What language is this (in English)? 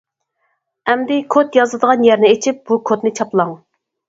Uyghur